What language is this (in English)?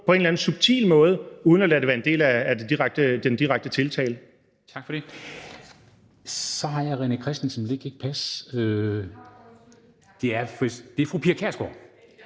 Danish